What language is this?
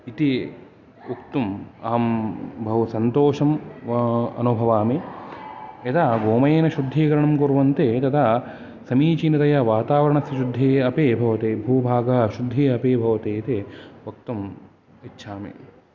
Sanskrit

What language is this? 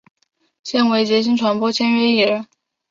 Chinese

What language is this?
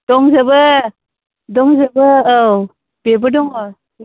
Bodo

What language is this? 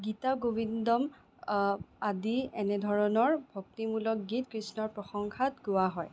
Assamese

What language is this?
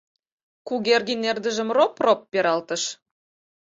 Mari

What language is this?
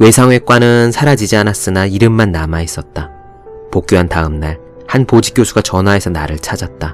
Korean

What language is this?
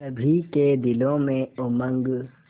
Hindi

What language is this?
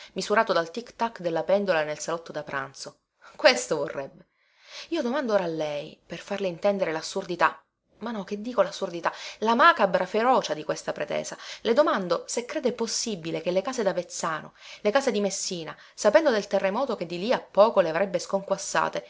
Italian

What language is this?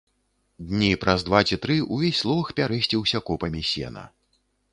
Belarusian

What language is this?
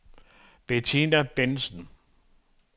Danish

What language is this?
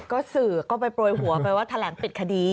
Thai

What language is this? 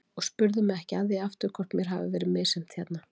Icelandic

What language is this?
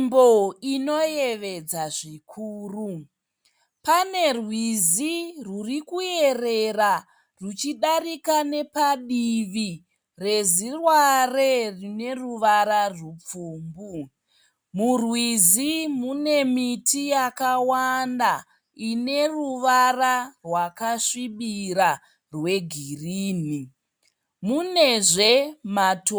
Shona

